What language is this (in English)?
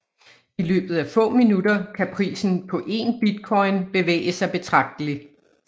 Danish